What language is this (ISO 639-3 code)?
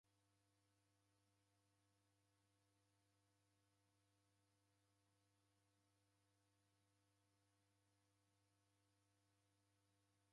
dav